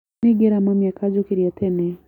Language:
Kikuyu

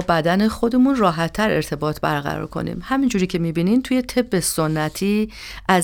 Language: Persian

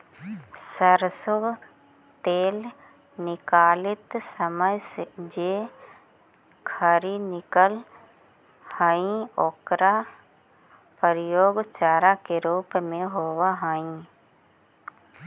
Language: Magahi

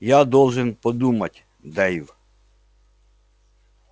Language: Russian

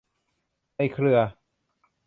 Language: Thai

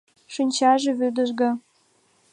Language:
Mari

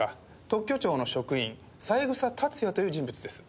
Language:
Japanese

